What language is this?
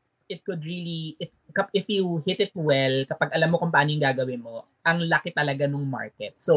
Filipino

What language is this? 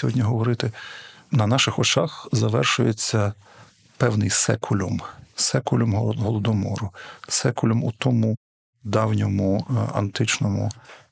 Ukrainian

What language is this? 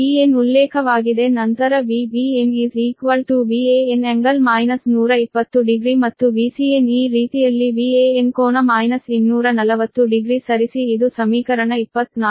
Kannada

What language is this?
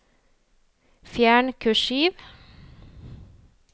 Norwegian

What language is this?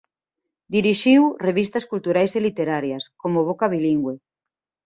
Galician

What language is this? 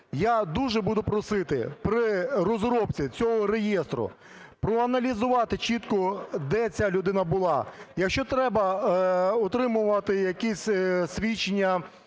Ukrainian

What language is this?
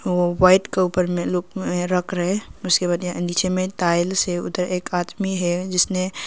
Hindi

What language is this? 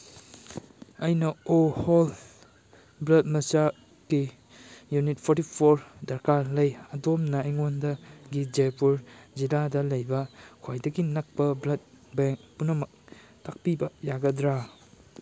Manipuri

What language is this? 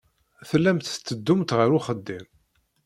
Kabyle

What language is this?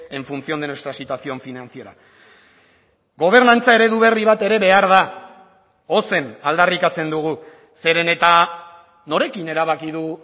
Basque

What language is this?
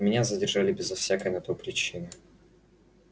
Russian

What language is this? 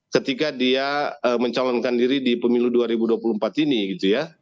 Indonesian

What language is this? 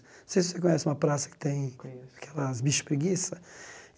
Portuguese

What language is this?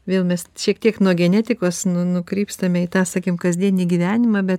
Lithuanian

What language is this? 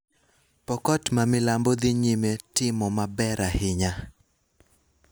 Luo (Kenya and Tanzania)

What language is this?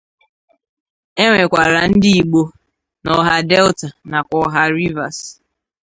Igbo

